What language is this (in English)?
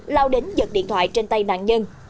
Vietnamese